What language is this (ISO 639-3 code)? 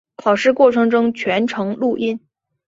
zho